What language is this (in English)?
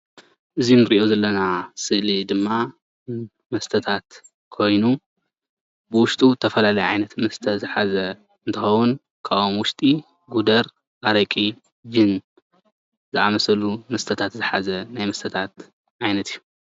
Tigrinya